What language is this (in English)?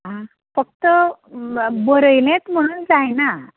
Konkani